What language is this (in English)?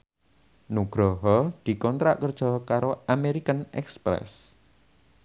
Javanese